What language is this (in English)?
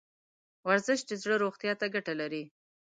Pashto